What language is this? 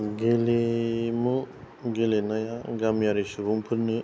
Bodo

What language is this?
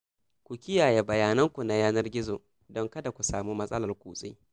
Hausa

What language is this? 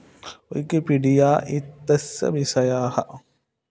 Sanskrit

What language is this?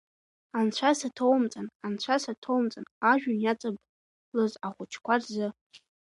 Abkhazian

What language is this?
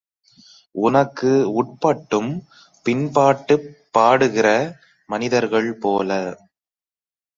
Tamil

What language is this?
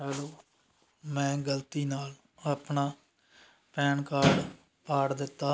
Punjabi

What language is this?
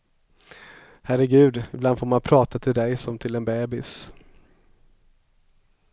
Swedish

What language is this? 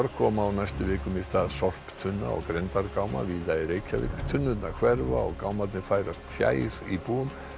Icelandic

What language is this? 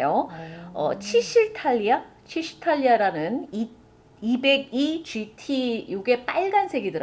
Korean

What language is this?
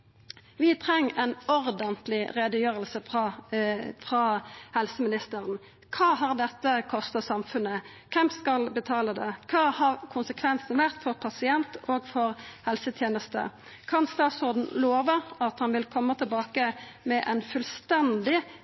Norwegian Nynorsk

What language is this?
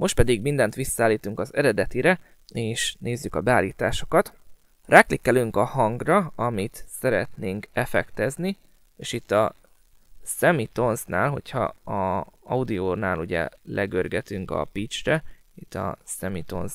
Hungarian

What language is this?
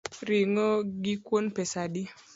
Luo (Kenya and Tanzania)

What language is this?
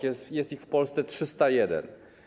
Polish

